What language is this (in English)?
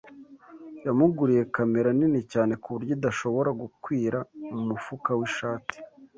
Kinyarwanda